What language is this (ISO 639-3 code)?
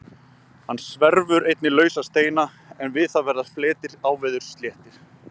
isl